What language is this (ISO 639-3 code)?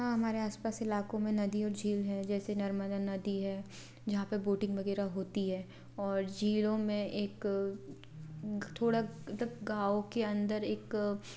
hin